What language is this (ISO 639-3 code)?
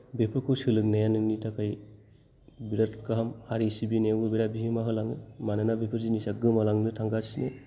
brx